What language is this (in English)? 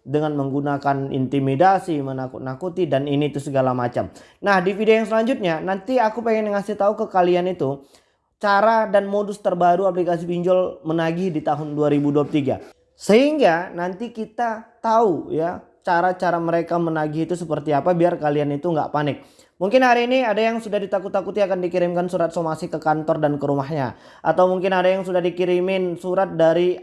Indonesian